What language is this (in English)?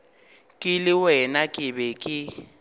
Northern Sotho